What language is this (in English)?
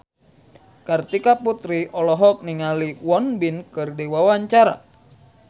Sundanese